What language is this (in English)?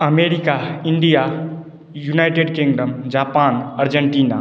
Maithili